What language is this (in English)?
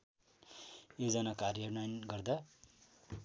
Nepali